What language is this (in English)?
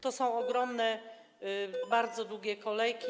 Polish